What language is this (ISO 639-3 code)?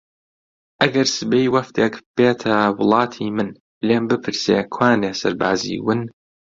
ckb